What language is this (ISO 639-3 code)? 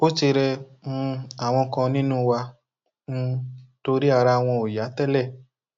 yor